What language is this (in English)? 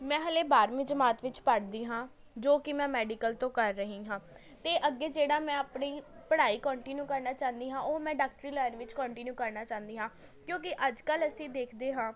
Punjabi